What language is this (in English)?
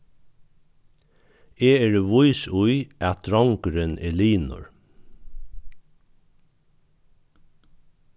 Faroese